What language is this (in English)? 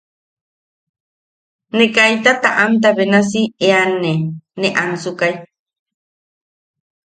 Yaqui